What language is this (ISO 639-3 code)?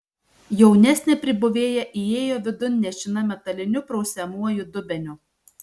lit